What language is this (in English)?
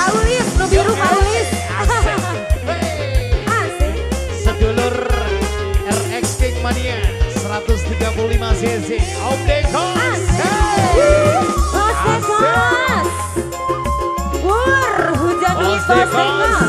Indonesian